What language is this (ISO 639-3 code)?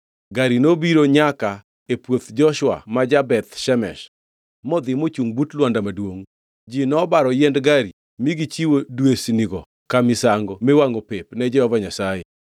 luo